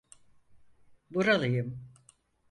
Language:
Turkish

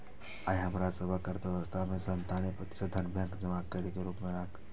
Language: Maithili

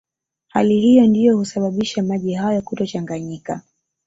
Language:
Swahili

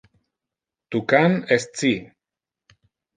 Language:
Interlingua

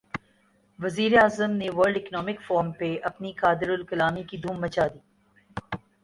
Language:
Urdu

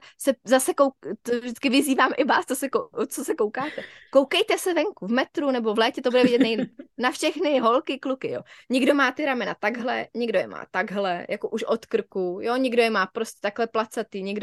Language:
Czech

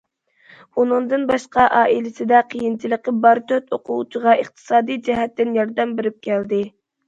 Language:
Uyghur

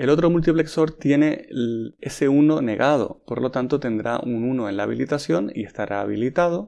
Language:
Spanish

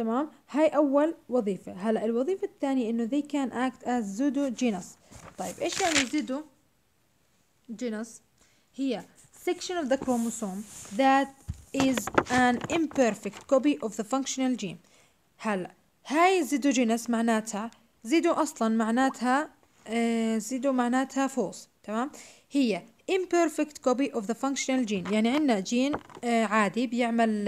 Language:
Arabic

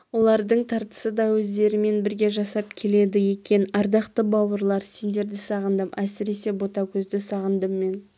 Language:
Kazakh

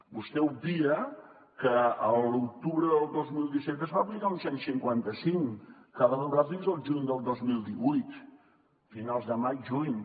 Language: Catalan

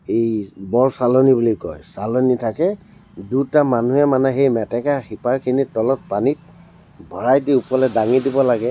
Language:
Assamese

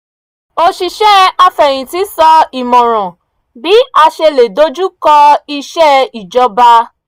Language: Yoruba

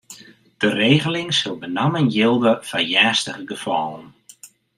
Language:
Western Frisian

